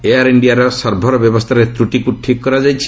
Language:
Odia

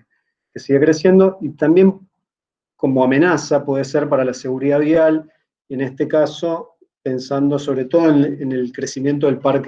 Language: Spanish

